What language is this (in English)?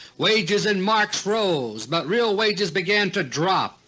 English